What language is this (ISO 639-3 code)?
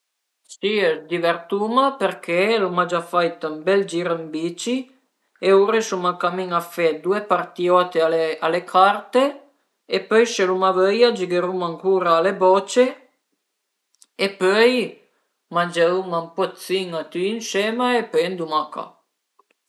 pms